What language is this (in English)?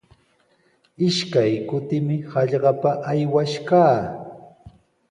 Sihuas Ancash Quechua